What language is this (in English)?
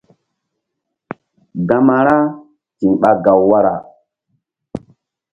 Mbum